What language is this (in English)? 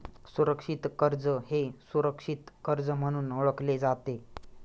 Marathi